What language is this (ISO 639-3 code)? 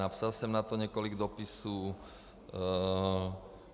ces